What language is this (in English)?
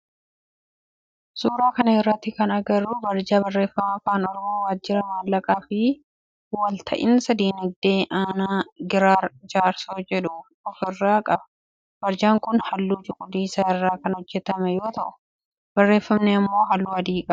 Oromo